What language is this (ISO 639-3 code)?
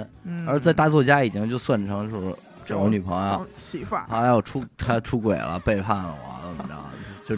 zho